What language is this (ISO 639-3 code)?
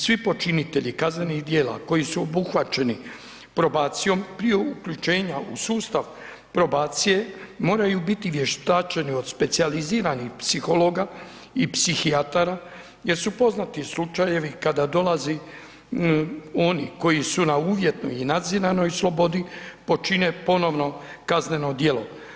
hrv